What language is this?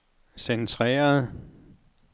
Danish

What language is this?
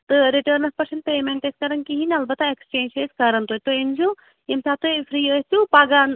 Kashmiri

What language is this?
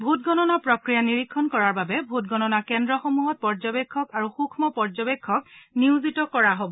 Assamese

